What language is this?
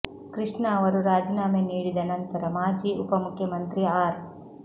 Kannada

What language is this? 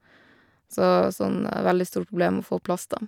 Norwegian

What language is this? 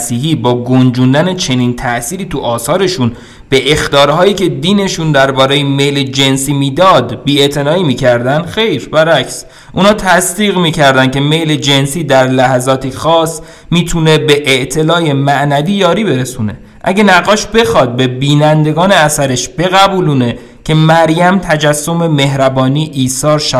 Persian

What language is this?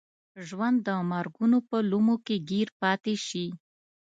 Pashto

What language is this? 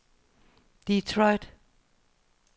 Danish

